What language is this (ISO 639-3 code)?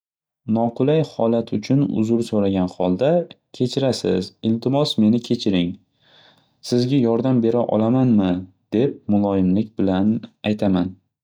uzb